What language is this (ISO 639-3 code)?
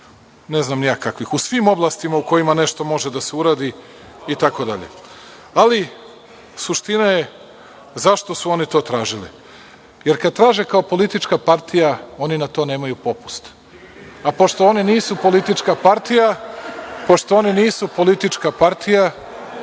srp